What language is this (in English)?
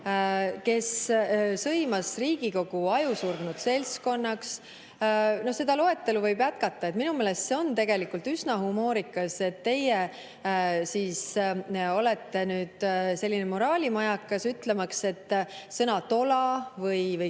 Estonian